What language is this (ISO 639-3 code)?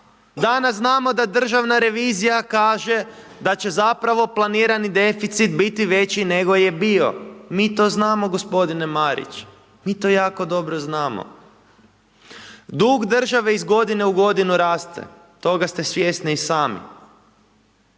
hrv